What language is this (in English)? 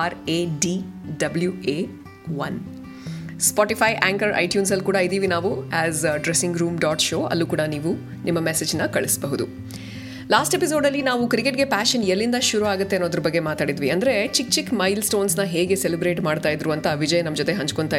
Kannada